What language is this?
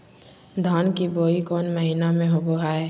Magahi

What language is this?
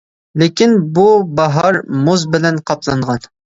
Uyghur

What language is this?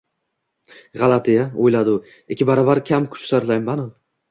Uzbek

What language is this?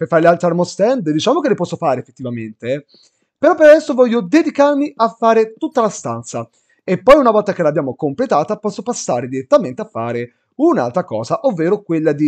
Italian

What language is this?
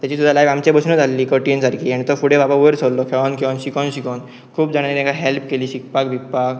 Konkani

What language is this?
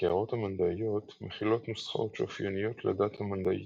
Hebrew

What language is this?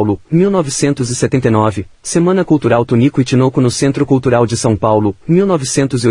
Portuguese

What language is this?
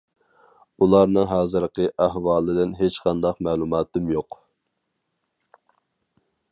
Uyghur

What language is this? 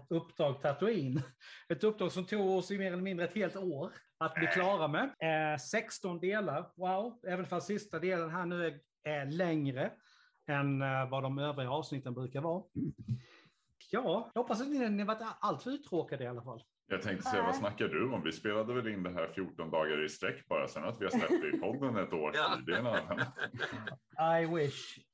Swedish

